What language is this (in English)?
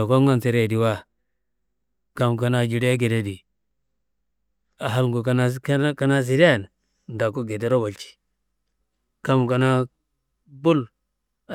Kanembu